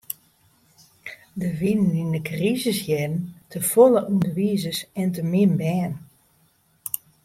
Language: Western Frisian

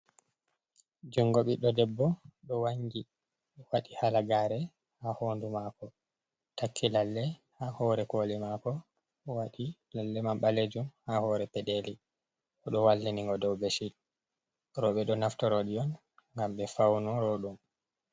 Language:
Fula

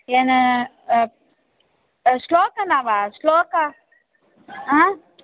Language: Sanskrit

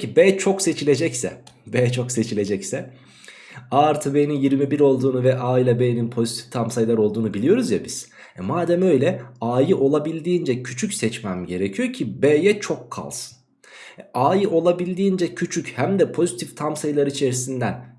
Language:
Turkish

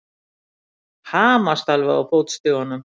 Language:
Icelandic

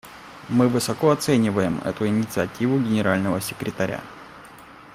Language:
Russian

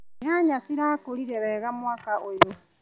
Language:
Kikuyu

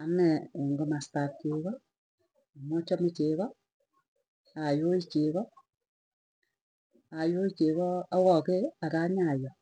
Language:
Tugen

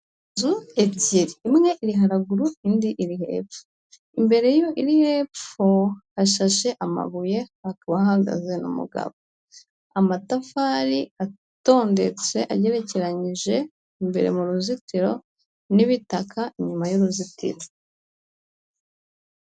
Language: Kinyarwanda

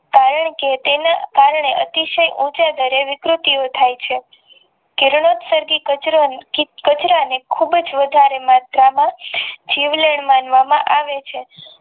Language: Gujarati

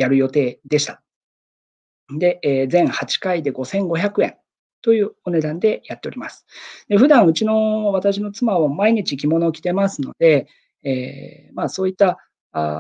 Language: Japanese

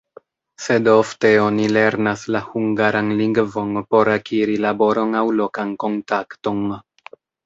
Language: Esperanto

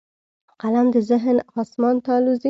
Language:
Pashto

